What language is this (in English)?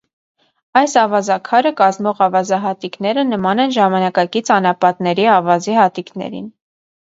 Armenian